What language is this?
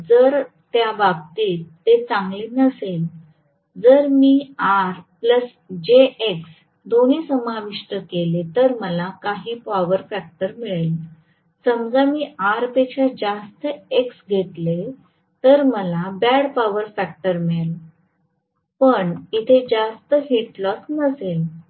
Marathi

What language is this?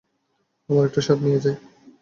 Bangla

